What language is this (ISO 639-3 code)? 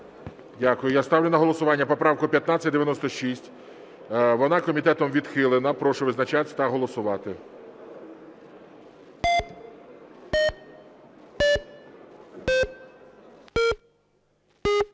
ukr